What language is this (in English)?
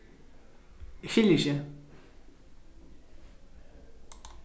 Faroese